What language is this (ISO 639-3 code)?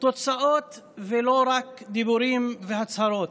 heb